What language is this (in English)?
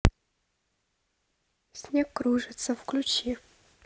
Russian